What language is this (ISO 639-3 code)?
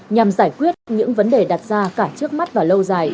vie